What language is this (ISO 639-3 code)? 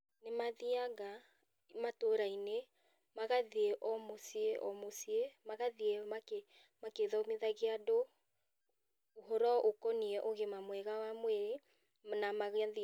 kik